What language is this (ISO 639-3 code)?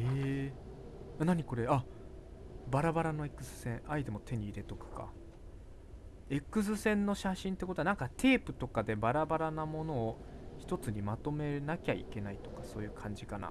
jpn